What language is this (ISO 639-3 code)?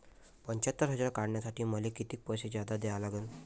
mar